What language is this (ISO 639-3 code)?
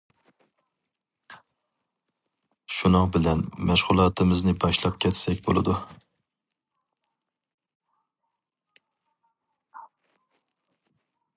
uig